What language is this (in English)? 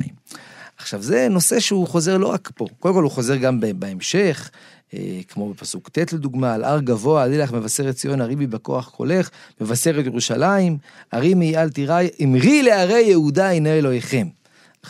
Hebrew